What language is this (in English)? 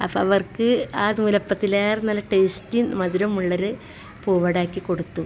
Malayalam